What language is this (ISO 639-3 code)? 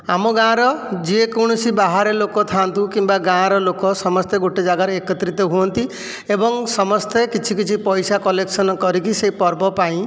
ori